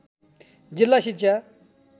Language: Nepali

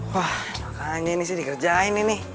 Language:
Indonesian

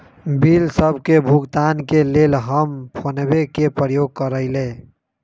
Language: Magahi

